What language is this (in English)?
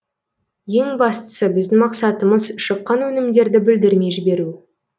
Kazakh